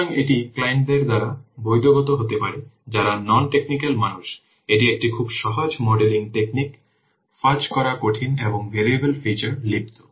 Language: Bangla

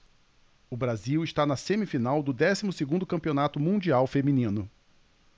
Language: Portuguese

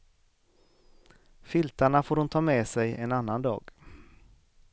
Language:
Swedish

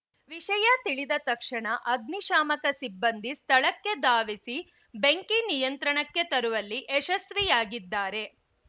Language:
Kannada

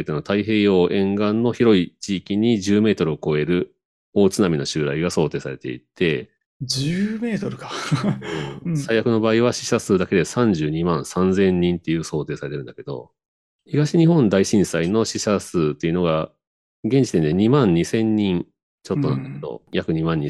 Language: Japanese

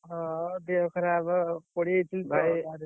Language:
Odia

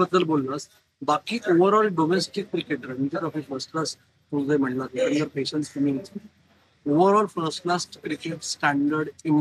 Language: Marathi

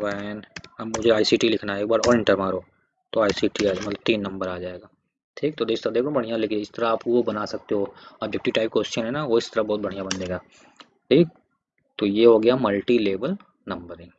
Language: Hindi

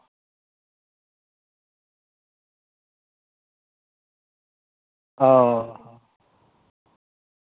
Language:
Santali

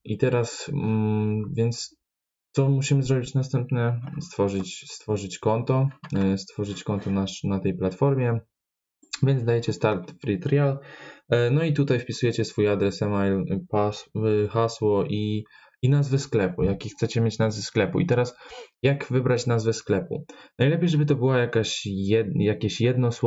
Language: Polish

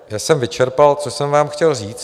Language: Czech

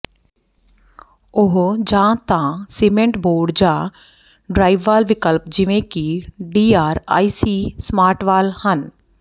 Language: Punjabi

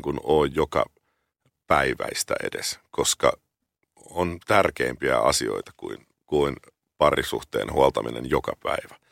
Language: Finnish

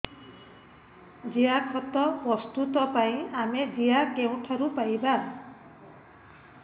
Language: Odia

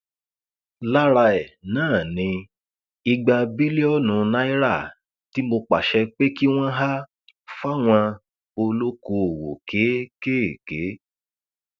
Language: Yoruba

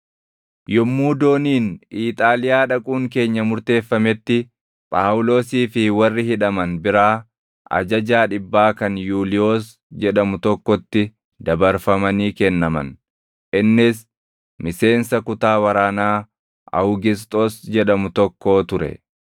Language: Oromo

